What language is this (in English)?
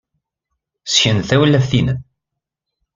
Kabyle